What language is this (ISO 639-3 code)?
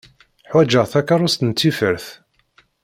kab